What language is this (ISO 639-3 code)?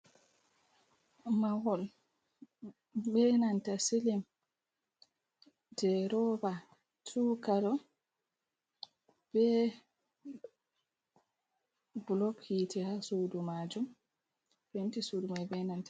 ful